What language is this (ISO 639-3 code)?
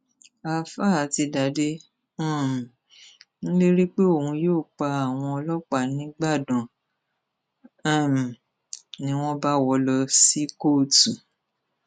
yor